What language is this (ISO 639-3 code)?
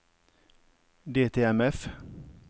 nor